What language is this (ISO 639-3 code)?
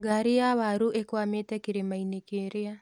kik